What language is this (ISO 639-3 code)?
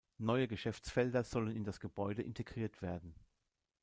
deu